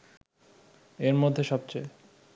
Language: Bangla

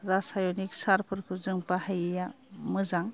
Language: Bodo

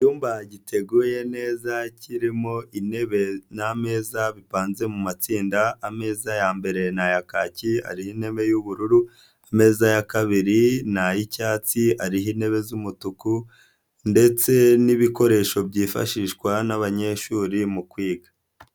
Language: Kinyarwanda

